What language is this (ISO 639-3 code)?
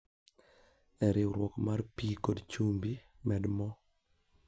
luo